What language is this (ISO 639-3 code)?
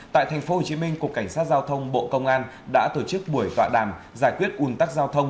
vie